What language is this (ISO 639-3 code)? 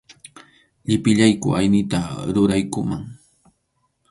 qxu